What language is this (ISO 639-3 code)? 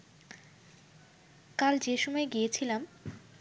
ben